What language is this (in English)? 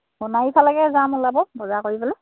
Assamese